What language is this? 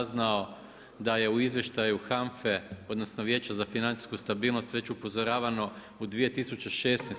Croatian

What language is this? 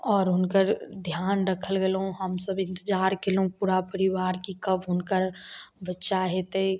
Maithili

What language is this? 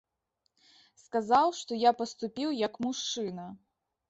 Belarusian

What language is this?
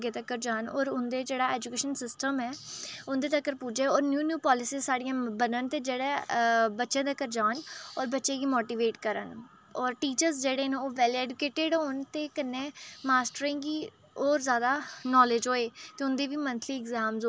Dogri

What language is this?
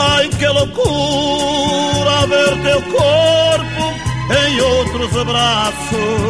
Portuguese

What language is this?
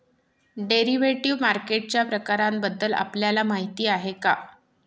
Marathi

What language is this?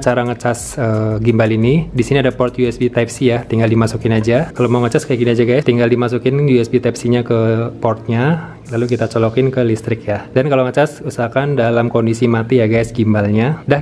Indonesian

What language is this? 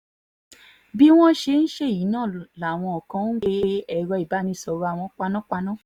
Yoruba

